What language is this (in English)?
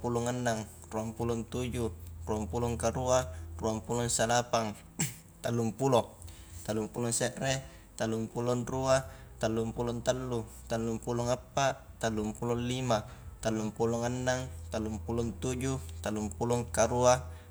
Highland Konjo